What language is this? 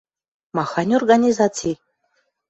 Western Mari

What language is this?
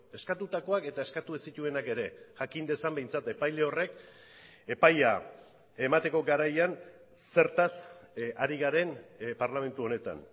Basque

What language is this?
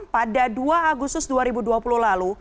Indonesian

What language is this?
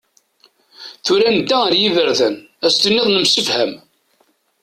Kabyle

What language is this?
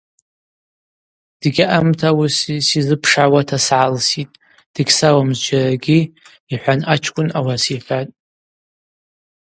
Abaza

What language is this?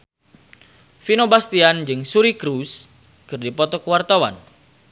Sundanese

